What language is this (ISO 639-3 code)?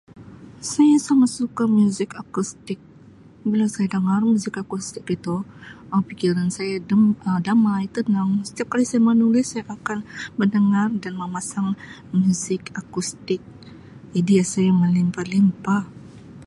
msi